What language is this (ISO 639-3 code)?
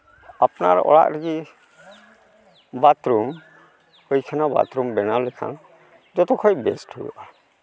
sat